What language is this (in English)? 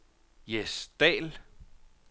Danish